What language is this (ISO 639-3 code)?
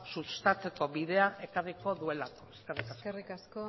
eus